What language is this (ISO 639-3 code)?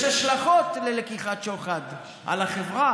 heb